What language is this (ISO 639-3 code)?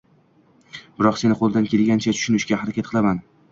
uzb